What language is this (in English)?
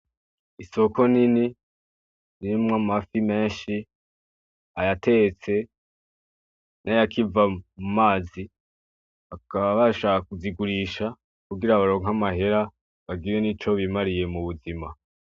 Rundi